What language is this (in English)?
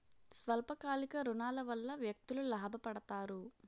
Telugu